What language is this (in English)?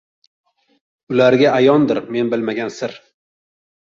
Uzbek